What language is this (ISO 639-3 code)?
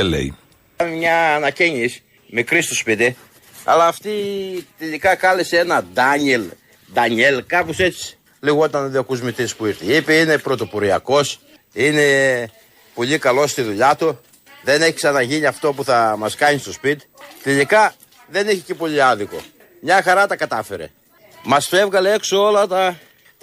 ell